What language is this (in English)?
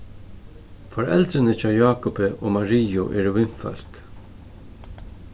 Faroese